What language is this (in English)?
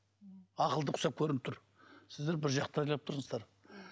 Kazakh